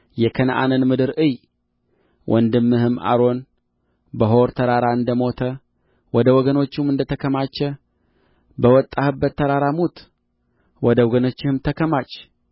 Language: Amharic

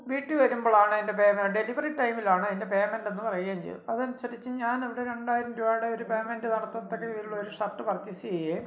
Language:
Malayalam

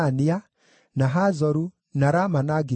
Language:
Kikuyu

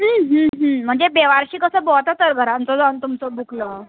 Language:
Konkani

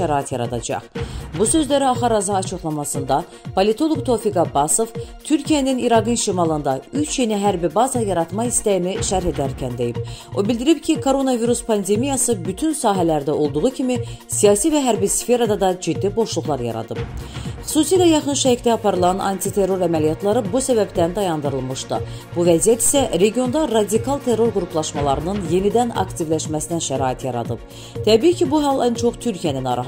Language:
Turkish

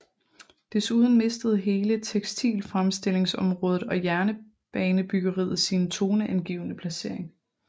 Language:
Danish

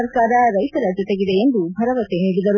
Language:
Kannada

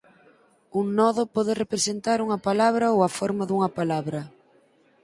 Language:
Galician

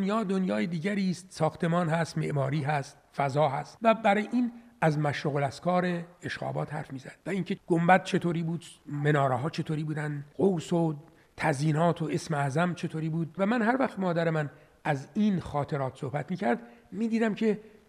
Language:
Persian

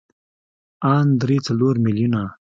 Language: Pashto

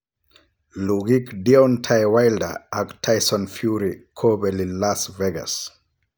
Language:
Kalenjin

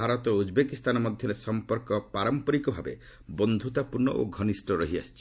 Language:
Odia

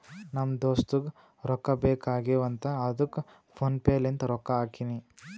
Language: Kannada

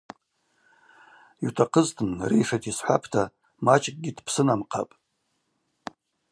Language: Abaza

